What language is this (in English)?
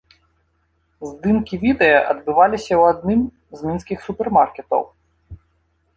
Belarusian